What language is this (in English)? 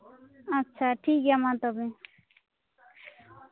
Santali